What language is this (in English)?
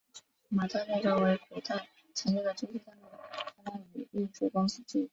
Chinese